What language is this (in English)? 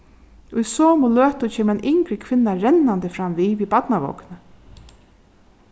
Faroese